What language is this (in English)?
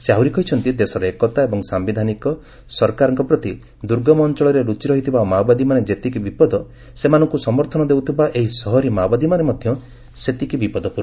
Odia